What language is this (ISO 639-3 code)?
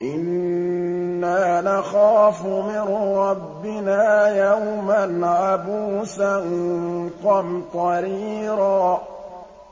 ara